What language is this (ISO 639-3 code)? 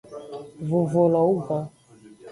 ajg